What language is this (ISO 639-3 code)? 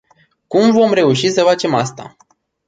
ron